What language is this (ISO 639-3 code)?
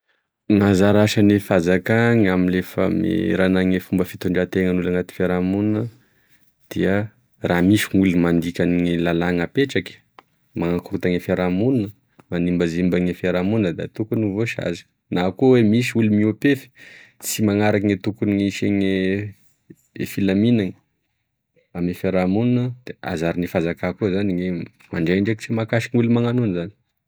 tkg